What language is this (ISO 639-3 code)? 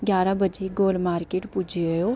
doi